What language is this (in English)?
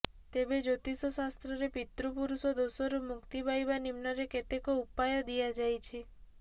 Odia